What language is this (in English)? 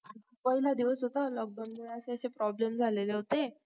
Marathi